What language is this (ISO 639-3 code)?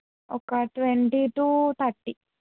tel